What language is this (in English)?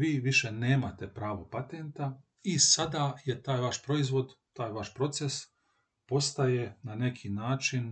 Croatian